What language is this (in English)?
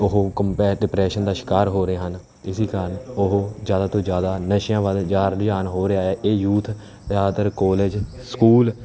Punjabi